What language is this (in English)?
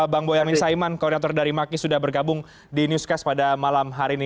Indonesian